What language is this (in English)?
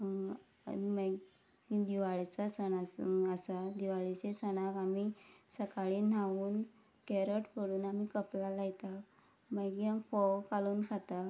Konkani